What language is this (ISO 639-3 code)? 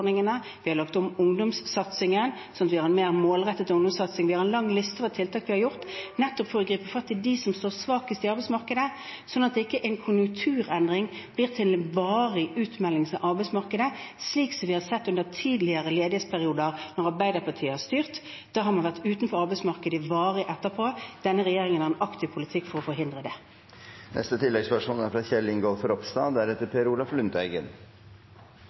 nor